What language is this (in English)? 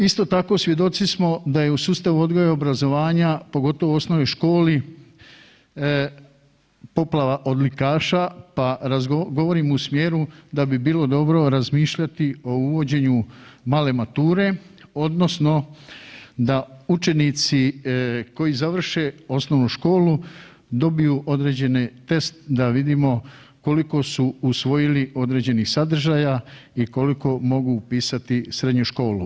Croatian